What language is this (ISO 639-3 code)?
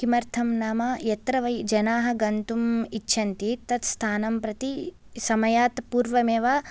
san